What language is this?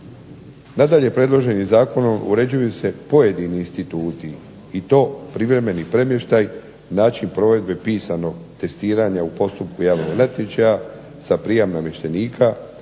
Croatian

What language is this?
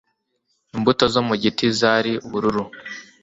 Kinyarwanda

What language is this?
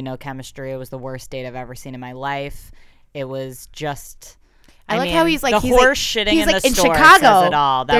English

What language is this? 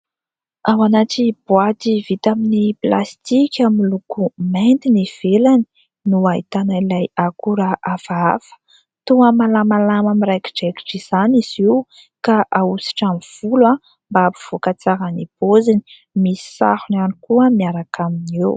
Malagasy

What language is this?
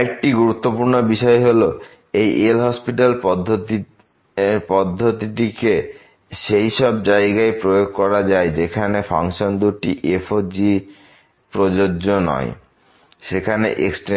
Bangla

